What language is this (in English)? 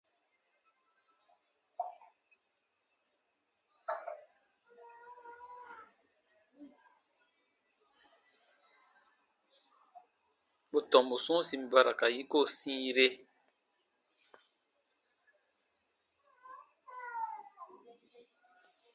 Baatonum